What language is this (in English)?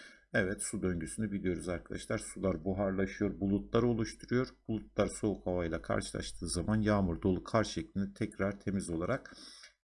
Turkish